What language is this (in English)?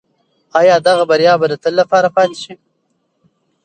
Pashto